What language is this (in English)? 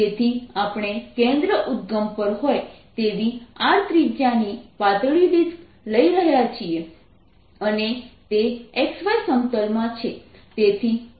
Gujarati